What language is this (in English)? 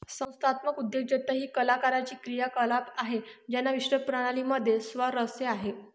Marathi